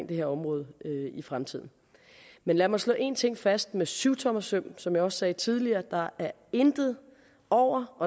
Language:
Danish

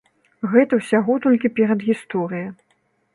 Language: Belarusian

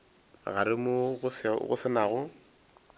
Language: Northern Sotho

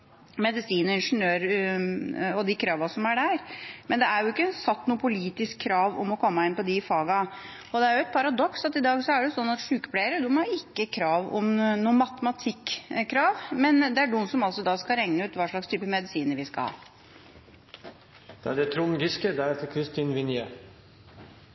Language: Norwegian Bokmål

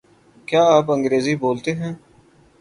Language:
Urdu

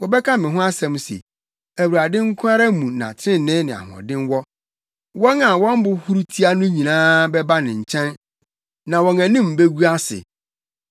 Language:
Akan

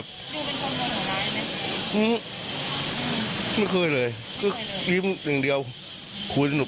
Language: Thai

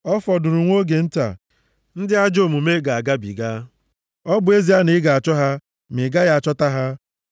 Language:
Igbo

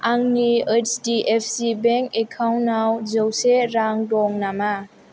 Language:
Bodo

